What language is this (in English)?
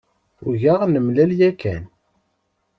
Kabyle